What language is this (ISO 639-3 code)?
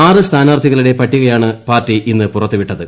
mal